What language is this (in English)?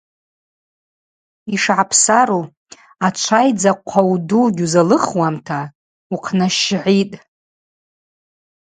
Abaza